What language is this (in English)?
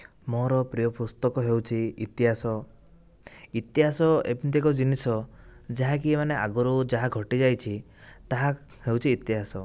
Odia